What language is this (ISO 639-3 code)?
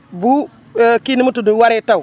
wol